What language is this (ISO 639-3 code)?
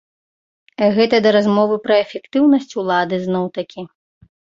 bel